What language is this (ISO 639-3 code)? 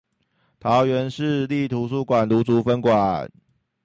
zho